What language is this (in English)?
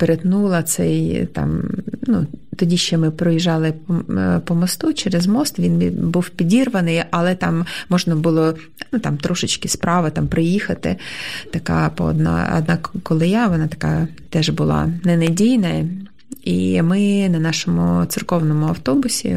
Ukrainian